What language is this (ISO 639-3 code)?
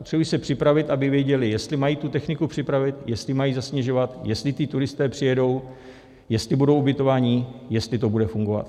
ces